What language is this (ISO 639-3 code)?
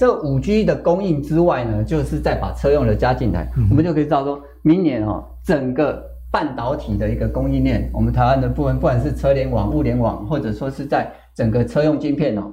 zho